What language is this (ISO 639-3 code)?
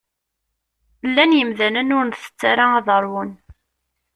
kab